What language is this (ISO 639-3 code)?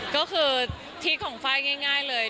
tha